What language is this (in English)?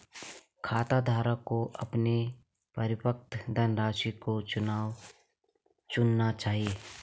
Hindi